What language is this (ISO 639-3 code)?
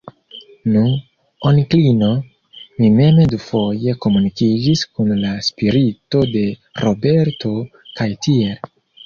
epo